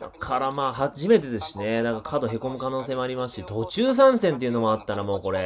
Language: Japanese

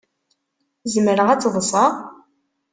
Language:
Kabyle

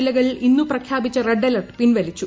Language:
Malayalam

